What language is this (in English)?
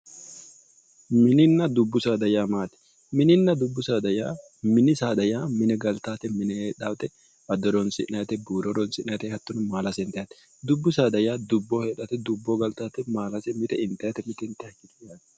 Sidamo